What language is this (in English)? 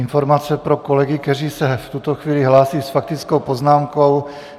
Czech